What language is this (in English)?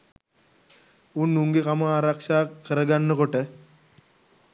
Sinhala